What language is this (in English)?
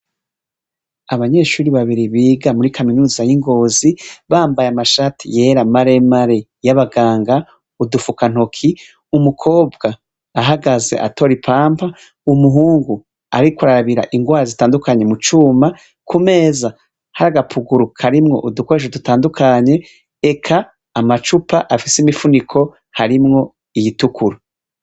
Rundi